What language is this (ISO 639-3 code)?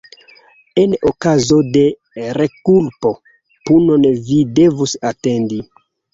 epo